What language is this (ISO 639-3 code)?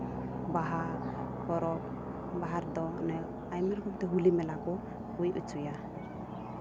sat